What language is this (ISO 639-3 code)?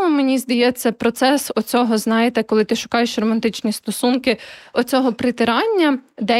ukr